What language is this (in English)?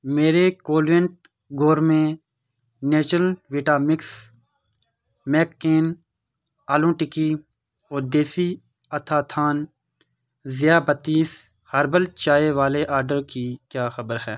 Urdu